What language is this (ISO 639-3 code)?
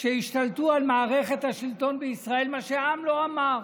heb